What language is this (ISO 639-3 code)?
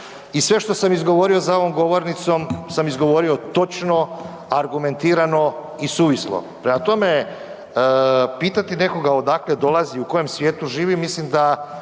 hrv